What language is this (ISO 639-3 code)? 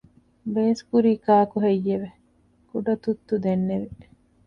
div